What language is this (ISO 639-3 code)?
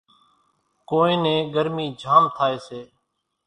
gjk